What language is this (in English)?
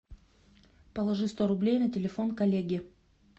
Russian